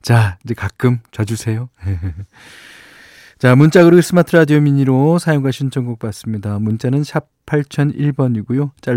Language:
Korean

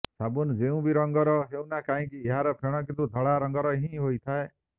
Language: Odia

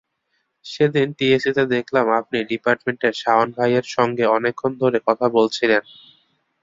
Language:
Bangla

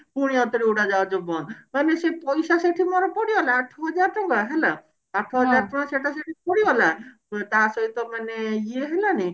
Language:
Odia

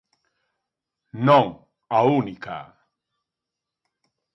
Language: Galician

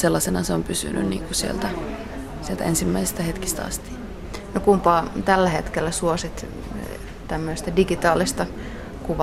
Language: Finnish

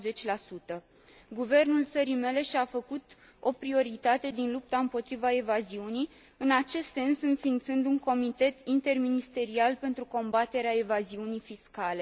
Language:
Romanian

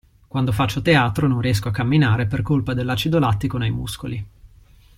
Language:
Italian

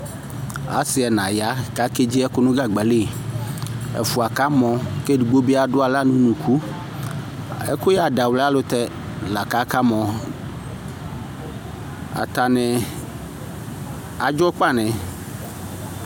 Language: Ikposo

